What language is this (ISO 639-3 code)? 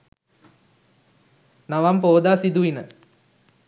sin